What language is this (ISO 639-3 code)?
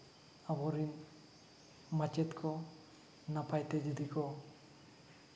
sat